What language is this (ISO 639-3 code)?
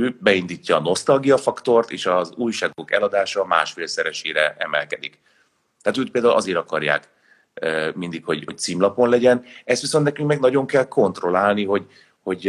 hun